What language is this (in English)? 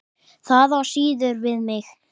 Icelandic